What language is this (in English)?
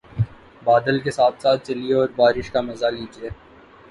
Urdu